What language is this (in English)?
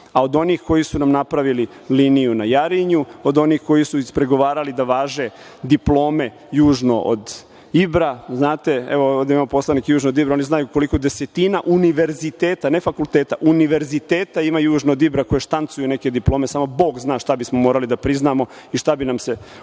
Serbian